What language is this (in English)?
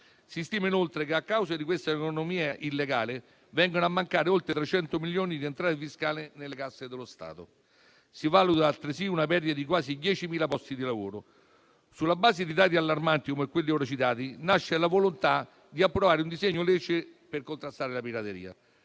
Italian